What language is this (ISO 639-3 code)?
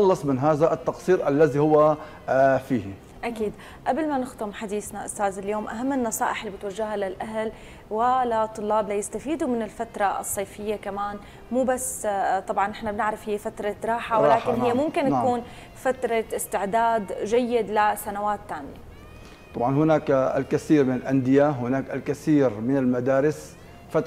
ara